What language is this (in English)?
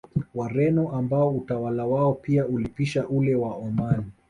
Swahili